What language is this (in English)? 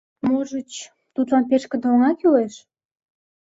Mari